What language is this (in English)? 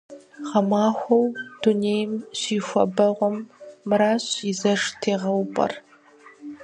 Kabardian